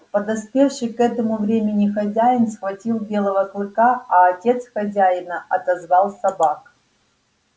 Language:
Russian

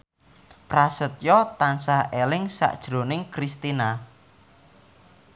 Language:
Javanese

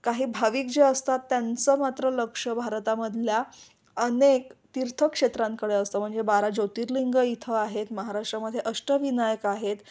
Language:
Marathi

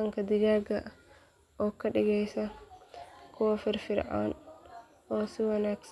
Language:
Somali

